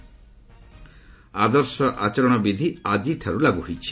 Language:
Odia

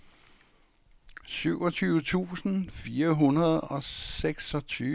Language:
Danish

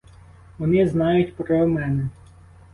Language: Ukrainian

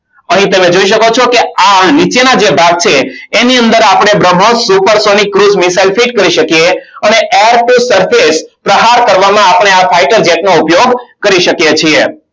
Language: Gujarati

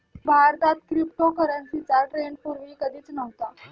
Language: Marathi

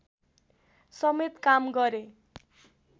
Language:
Nepali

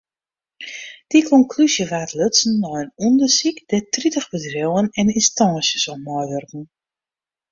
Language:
Western Frisian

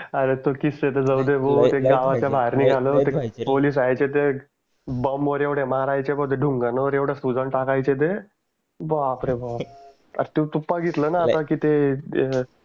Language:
Marathi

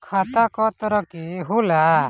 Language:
Bhojpuri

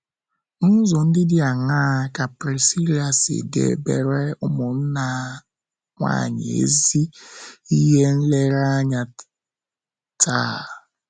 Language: Igbo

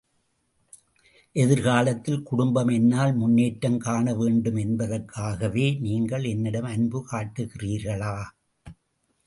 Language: Tamil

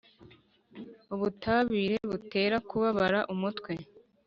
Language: Kinyarwanda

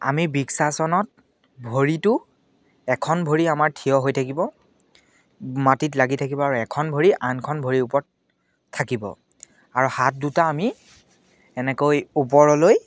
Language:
Assamese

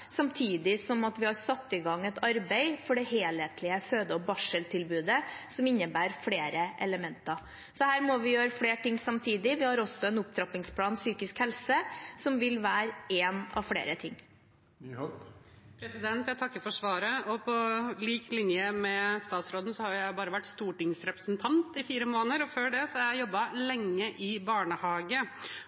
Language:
Norwegian Bokmål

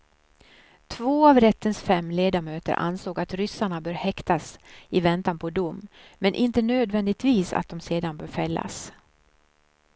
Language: Swedish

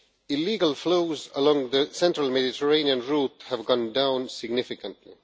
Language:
English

